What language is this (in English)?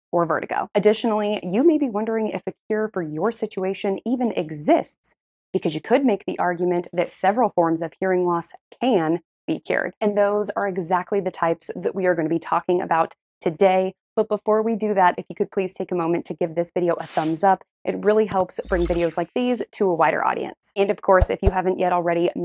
English